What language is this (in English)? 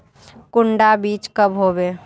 Magahi